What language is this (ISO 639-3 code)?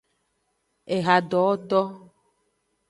ajg